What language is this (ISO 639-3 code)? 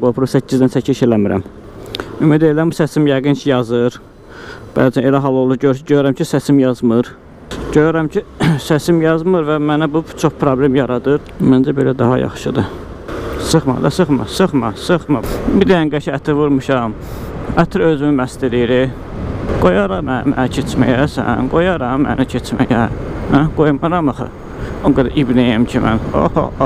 tur